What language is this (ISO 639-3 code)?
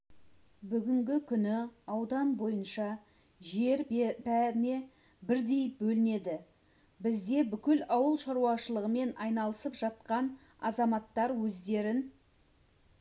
kaz